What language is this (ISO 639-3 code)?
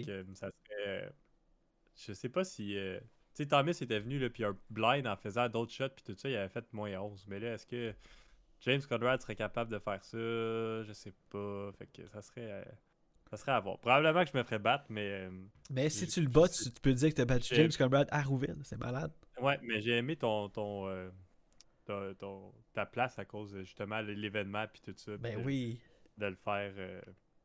fra